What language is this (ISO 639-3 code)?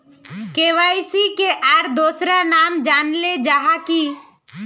mag